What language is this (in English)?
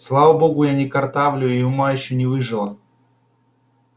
Russian